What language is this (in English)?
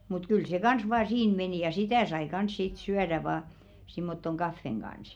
Finnish